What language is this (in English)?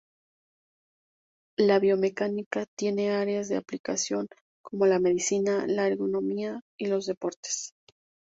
Spanish